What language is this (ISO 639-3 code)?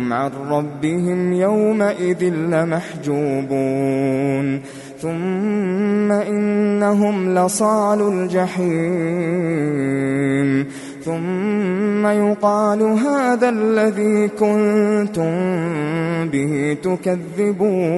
ara